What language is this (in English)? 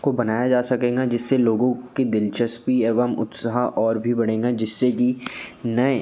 Hindi